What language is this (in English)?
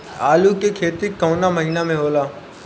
Bhojpuri